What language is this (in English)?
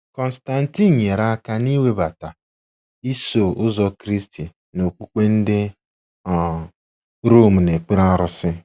Igbo